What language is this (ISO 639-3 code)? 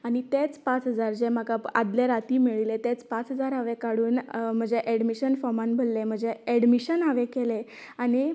kok